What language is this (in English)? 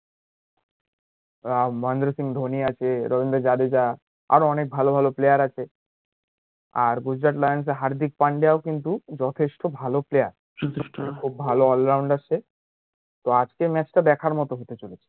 Bangla